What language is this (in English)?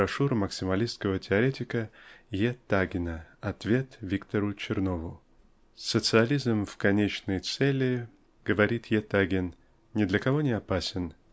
Russian